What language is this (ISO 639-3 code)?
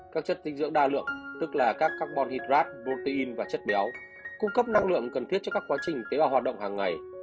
vie